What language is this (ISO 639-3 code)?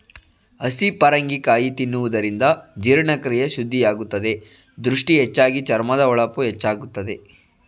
kan